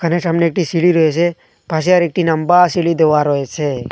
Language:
Bangla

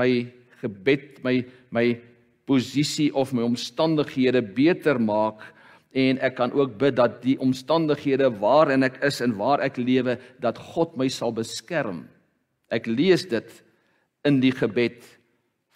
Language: Dutch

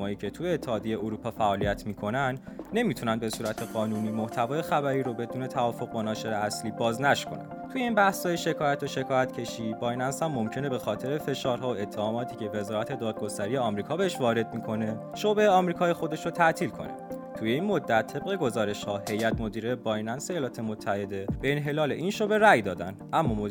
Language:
Persian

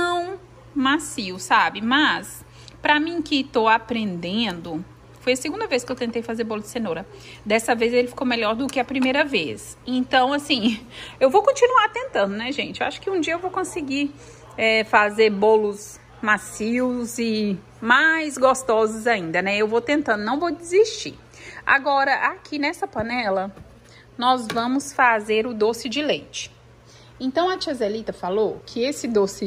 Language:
Portuguese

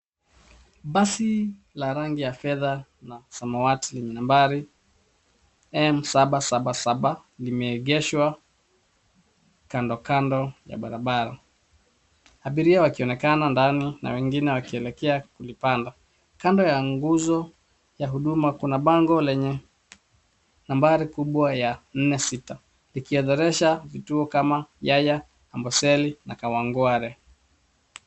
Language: Swahili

